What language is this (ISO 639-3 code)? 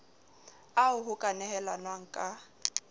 sot